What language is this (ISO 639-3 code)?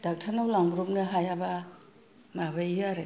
brx